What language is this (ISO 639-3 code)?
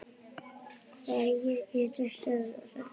isl